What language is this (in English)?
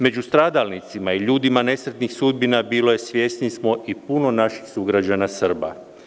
Serbian